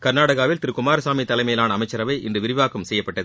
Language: Tamil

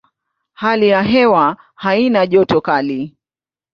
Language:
Swahili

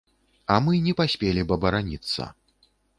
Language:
Belarusian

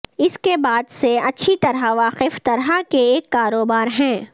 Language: Urdu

